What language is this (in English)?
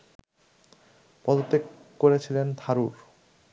Bangla